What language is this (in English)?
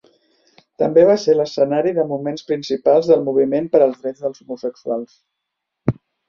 Catalan